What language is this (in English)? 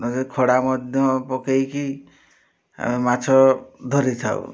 Odia